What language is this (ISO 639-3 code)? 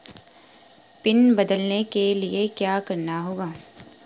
hin